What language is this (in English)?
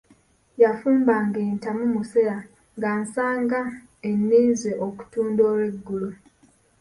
Ganda